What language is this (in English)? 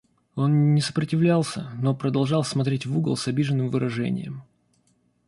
Russian